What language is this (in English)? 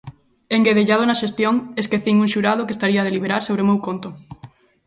Galician